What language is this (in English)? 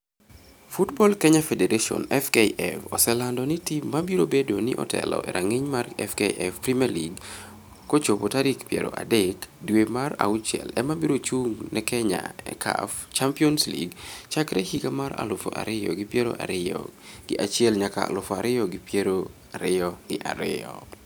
Luo (Kenya and Tanzania)